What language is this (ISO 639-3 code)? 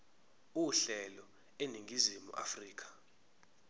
zul